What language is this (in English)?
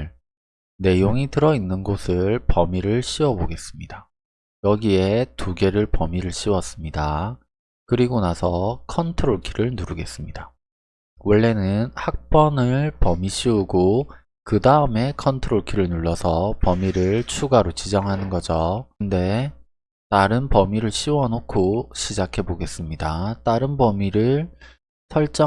Korean